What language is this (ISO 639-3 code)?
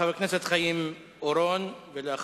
heb